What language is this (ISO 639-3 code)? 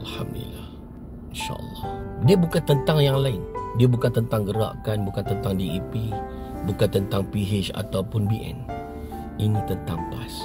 msa